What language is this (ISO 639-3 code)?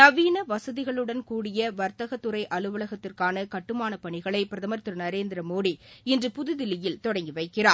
tam